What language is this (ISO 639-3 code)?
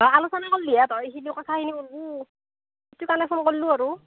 asm